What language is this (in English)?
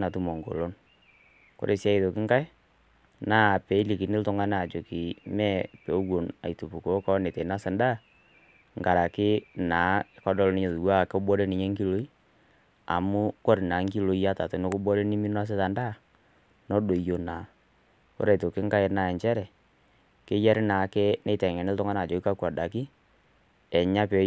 Masai